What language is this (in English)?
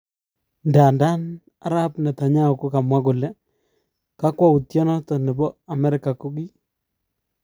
Kalenjin